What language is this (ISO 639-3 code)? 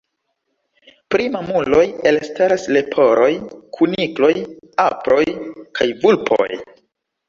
epo